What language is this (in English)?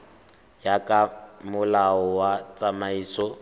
Tswana